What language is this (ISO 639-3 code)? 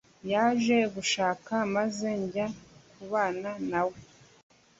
kin